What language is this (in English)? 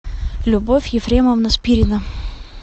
Russian